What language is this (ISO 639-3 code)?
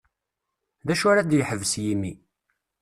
kab